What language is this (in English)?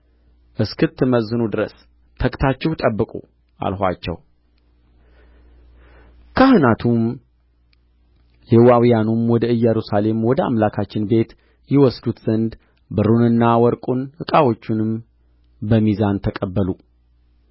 Amharic